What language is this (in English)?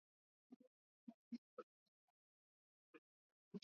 Swahili